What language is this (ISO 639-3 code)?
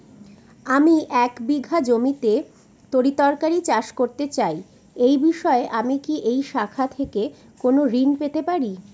ben